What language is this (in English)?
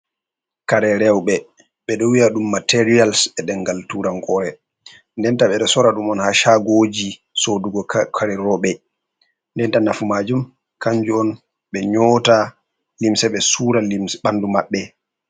Fula